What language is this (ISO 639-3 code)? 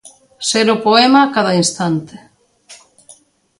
glg